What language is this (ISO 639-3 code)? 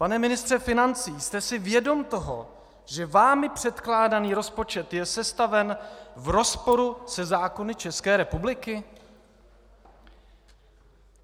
ces